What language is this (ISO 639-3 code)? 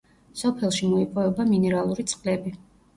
kat